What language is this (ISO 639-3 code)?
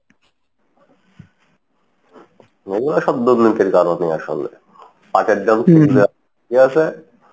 ben